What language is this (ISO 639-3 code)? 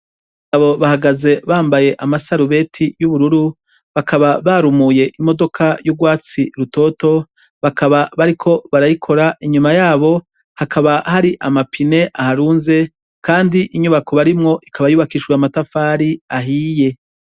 run